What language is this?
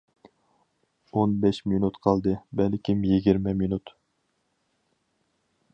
Uyghur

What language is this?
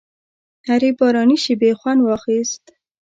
Pashto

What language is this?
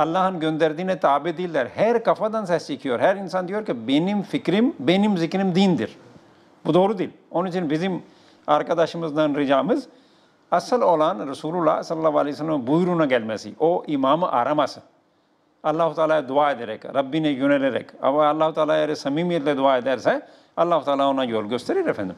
Turkish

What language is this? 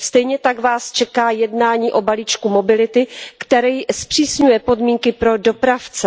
Czech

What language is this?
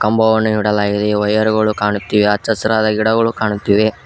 Kannada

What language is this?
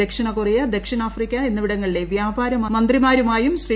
Malayalam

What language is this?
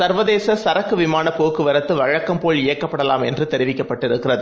Tamil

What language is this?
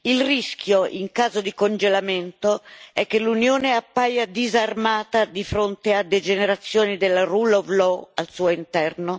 Italian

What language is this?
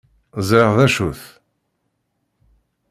Kabyle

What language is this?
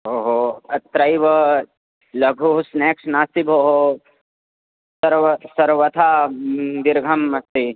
Sanskrit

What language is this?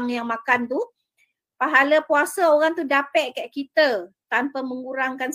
Malay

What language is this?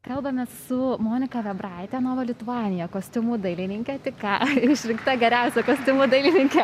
Lithuanian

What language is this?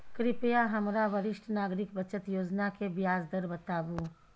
Maithili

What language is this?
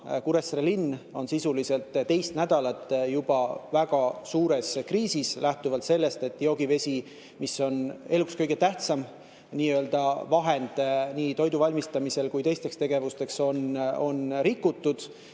Estonian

